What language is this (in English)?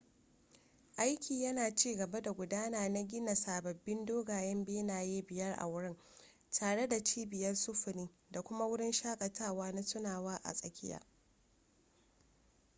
Hausa